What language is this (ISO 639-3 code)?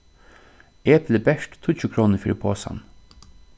fao